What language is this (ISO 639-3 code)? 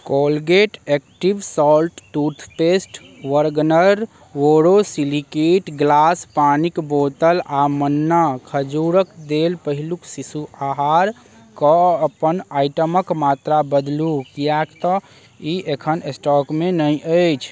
mai